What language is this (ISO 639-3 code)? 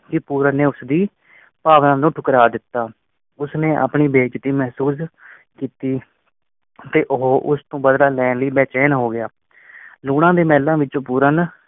pan